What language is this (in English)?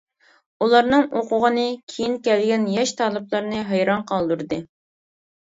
Uyghur